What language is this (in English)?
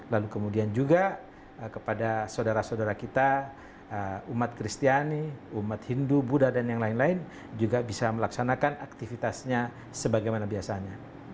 Indonesian